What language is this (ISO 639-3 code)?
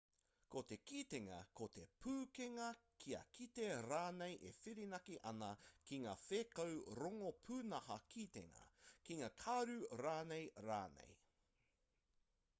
mri